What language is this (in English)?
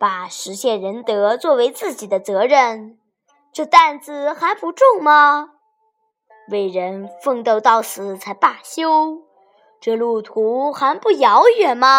Chinese